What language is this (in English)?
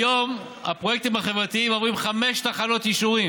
Hebrew